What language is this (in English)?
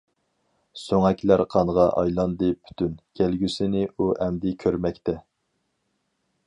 Uyghur